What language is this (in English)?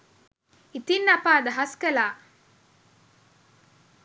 Sinhala